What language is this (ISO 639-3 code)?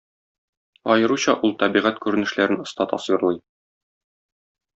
tat